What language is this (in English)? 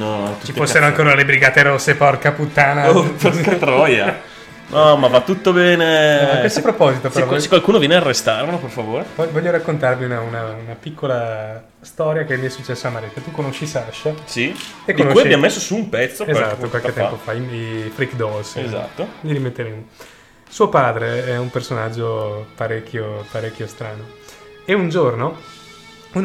Italian